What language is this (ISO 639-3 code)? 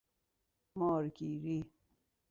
fas